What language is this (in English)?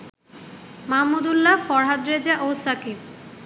Bangla